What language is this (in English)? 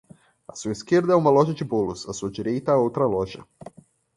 Portuguese